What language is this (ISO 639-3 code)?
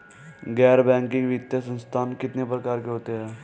hin